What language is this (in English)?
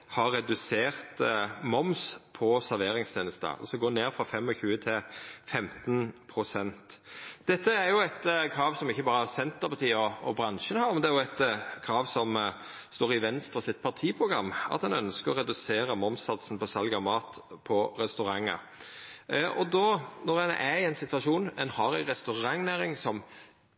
Norwegian Nynorsk